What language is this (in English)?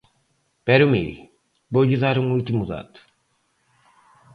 Galician